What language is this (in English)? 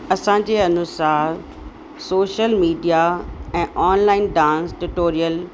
Sindhi